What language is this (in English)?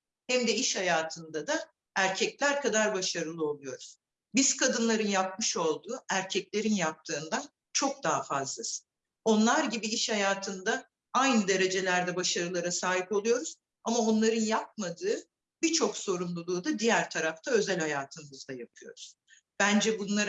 Turkish